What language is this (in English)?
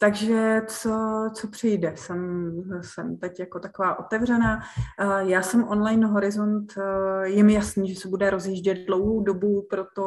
Czech